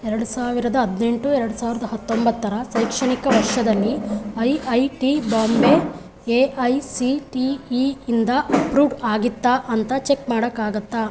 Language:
Kannada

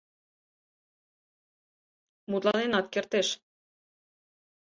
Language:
Mari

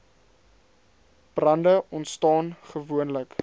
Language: Afrikaans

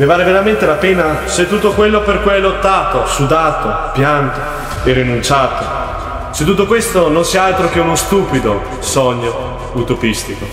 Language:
Italian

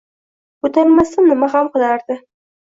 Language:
Uzbek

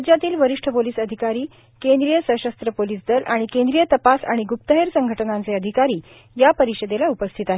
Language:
Marathi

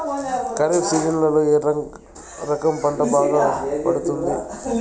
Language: Telugu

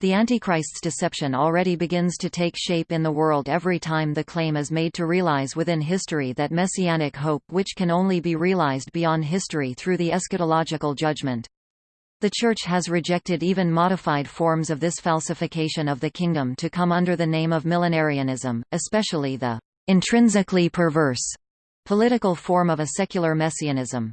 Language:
English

